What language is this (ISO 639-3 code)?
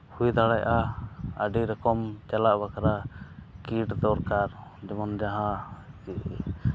sat